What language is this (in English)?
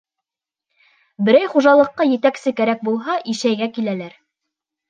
Bashkir